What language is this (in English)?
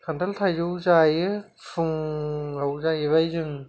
Bodo